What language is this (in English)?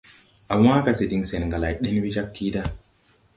Tupuri